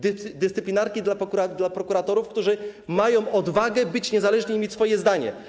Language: Polish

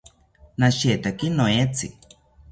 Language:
South Ucayali Ashéninka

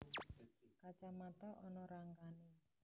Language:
Javanese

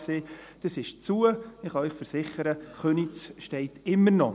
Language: Swiss German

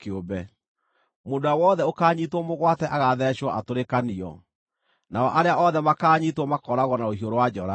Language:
Kikuyu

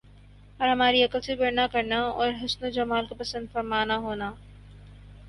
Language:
Urdu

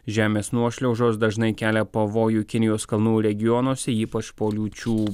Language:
Lithuanian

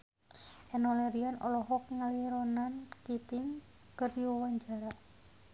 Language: Sundanese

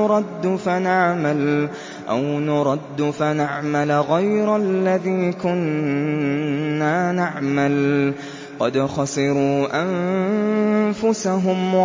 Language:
Arabic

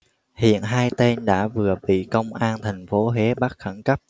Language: Vietnamese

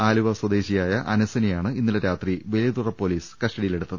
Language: Malayalam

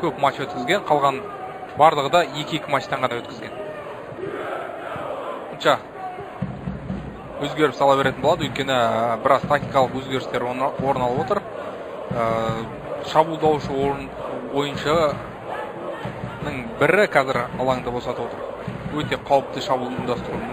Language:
Russian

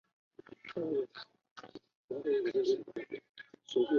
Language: Chinese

